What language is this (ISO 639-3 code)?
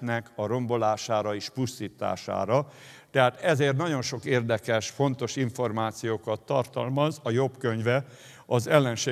hun